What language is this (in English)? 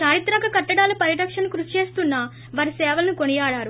Telugu